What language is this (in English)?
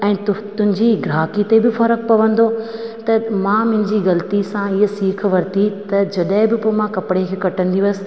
Sindhi